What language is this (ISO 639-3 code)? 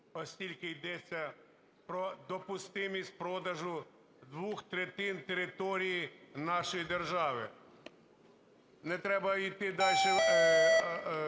ukr